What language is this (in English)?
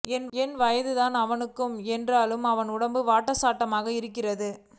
Tamil